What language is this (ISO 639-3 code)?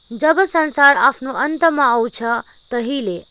nep